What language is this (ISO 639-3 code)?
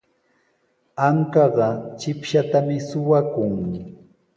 qws